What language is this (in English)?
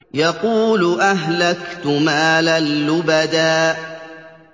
Arabic